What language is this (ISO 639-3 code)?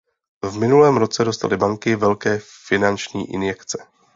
ces